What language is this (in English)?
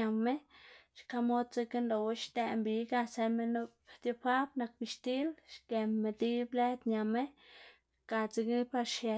Xanaguía Zapotec